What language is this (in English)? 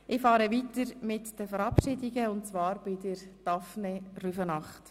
Swiss German